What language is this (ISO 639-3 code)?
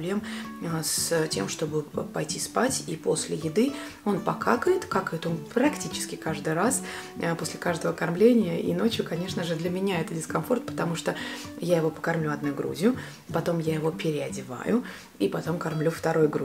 rus